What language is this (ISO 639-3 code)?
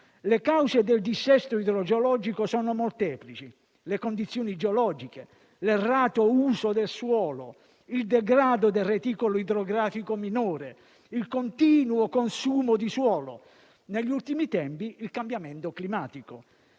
ita